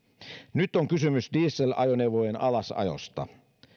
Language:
Finnish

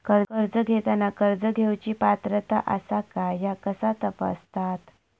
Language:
Marathi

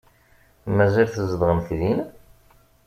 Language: Kabyle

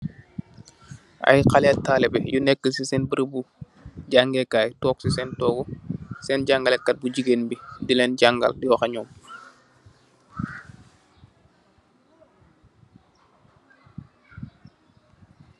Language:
Wolof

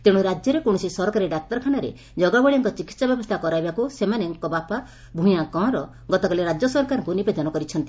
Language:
Odia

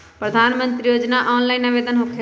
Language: Magahi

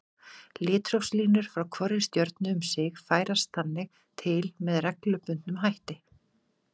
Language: Icelandic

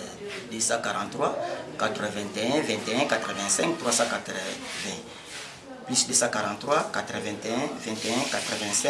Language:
French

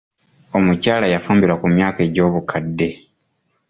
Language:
Ganda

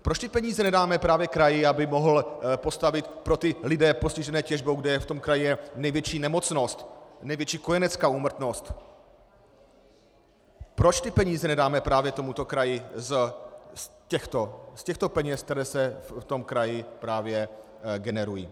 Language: Czech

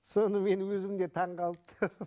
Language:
Kazakh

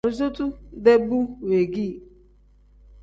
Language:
Tem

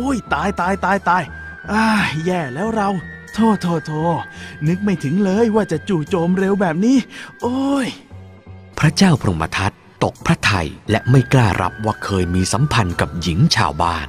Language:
Thai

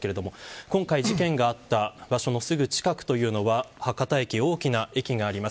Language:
Japanese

